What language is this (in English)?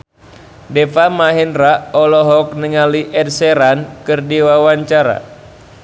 Sundanese